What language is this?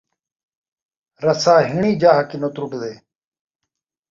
Saraiki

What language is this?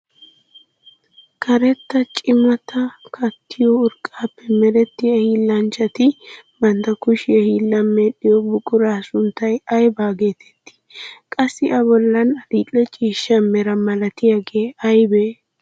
Wolaytta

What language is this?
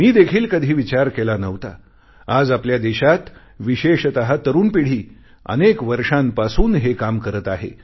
Marathi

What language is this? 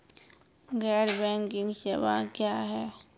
Maithili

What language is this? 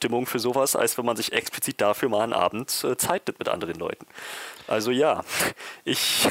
German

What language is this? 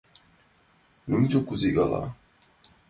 Mari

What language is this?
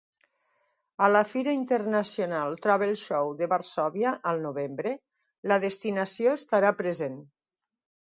Catalan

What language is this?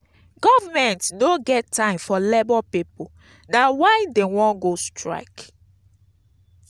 Nigerian Pidgin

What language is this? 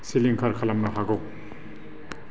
Bodo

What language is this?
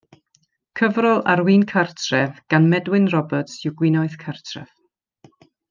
Welsh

